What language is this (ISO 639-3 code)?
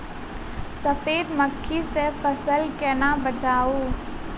mai